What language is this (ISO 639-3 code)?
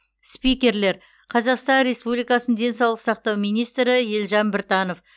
kaz